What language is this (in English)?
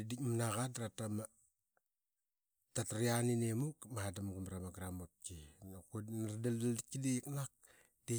Qaqet